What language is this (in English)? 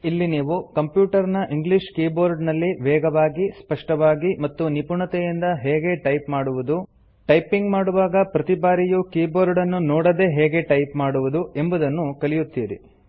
Kannada